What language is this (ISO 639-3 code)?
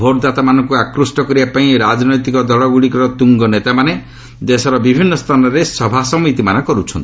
ori